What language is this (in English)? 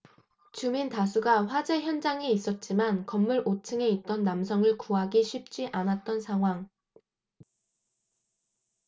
Korean